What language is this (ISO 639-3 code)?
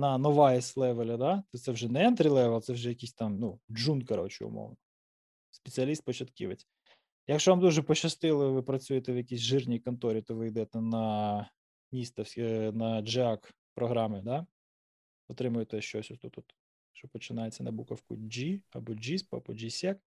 ukr